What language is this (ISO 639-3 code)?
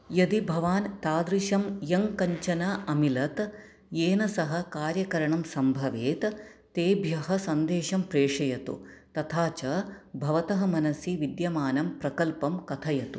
san